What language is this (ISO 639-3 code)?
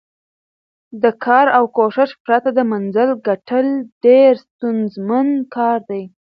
pus